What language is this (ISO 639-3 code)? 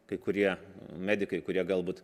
lit